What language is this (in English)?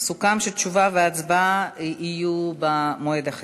Hebrew